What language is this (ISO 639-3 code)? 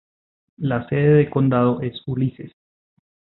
spa